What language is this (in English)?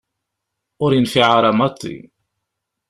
Kabyle